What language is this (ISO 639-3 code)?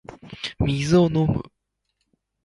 jpn